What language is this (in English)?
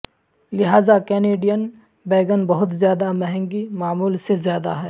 Urdu